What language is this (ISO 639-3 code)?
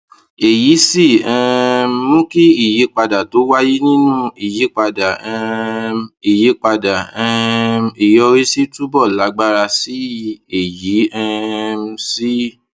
yor